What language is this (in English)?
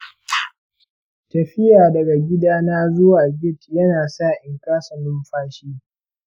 Hausa